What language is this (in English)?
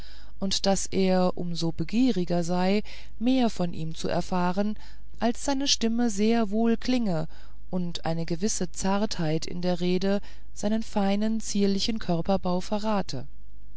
German